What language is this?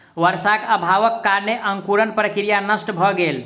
Maithili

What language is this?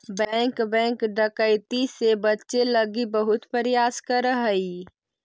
Magahi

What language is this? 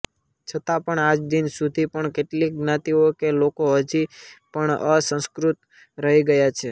Gujarati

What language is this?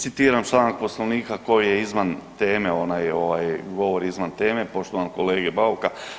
Croatian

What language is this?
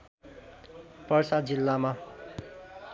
Nepali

